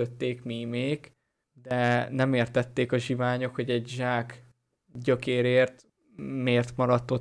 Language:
Hungarian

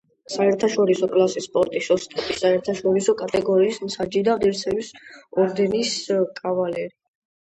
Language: Georgian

